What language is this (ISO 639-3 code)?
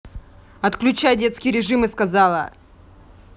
rus